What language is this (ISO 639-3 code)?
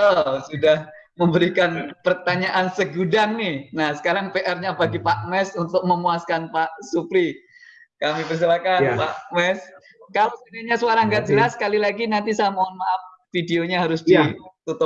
ind